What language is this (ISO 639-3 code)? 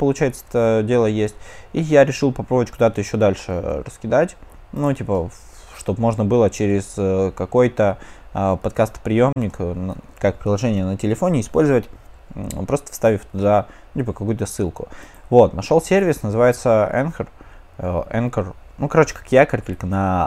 rus